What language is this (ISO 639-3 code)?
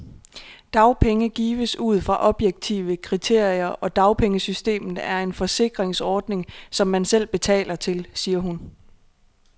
dan